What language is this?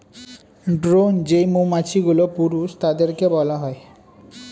Bangla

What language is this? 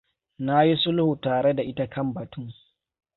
Hausa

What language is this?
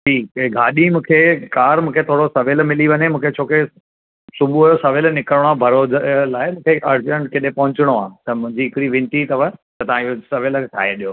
Sindhi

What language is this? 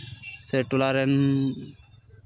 Santali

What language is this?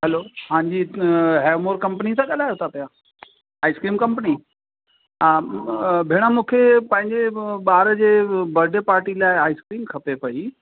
Sindhi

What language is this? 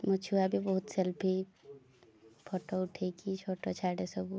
Odia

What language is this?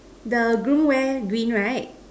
English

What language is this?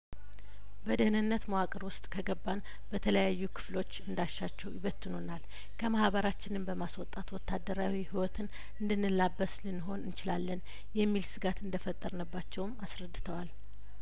Amharic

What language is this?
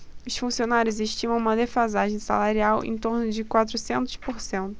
Portuguese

